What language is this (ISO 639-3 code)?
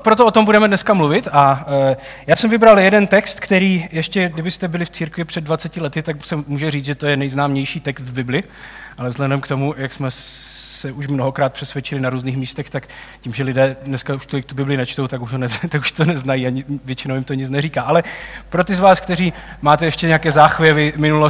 ces